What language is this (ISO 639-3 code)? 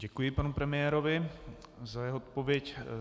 ces